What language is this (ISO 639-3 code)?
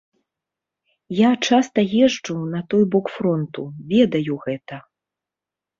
bel